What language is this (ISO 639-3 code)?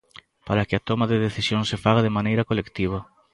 glg